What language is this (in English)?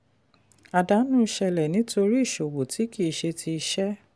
Yoruba